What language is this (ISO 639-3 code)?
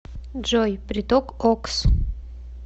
rus